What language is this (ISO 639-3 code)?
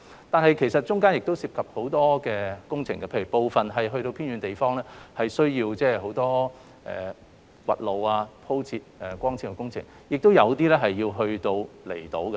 yue